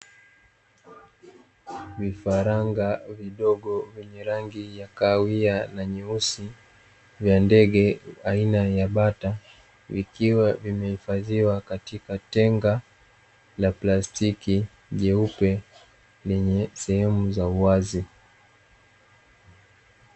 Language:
Swahili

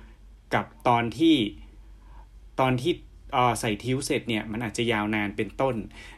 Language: Thai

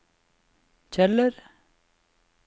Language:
Norwegian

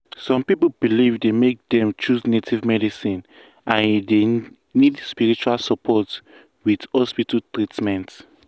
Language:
Nigerian Pidgin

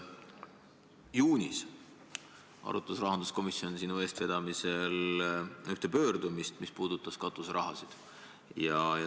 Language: Estonian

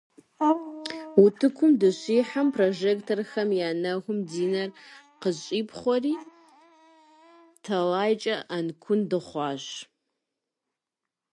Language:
Kabardian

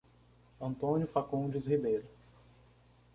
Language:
Portuguese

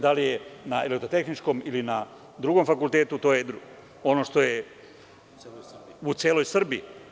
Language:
Serbian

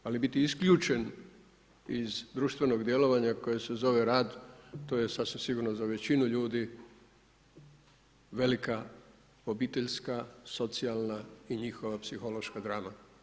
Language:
Croatian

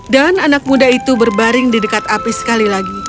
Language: Indonesian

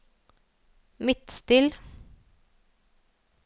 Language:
Norwegian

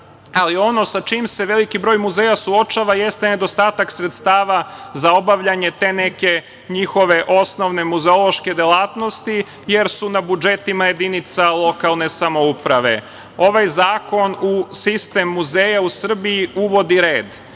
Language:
Serbian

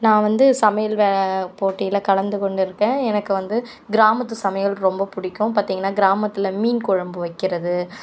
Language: Tamil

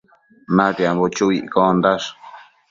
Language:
Matsés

